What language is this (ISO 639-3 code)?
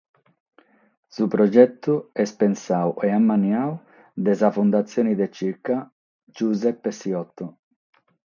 srd